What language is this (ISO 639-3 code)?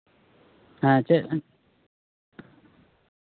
sat